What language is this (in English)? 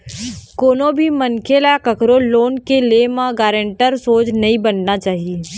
Chhattisgarhi